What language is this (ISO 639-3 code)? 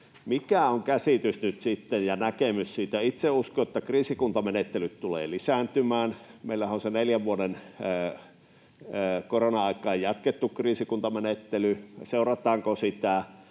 fin